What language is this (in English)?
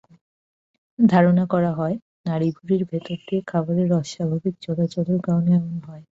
Bangla